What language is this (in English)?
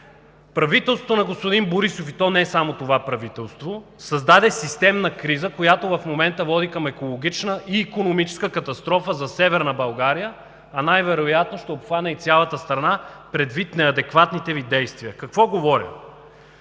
Bulgarian